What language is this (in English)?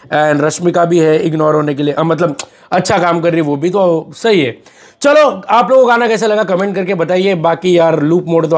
Hindi